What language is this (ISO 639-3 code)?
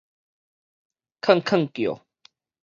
nan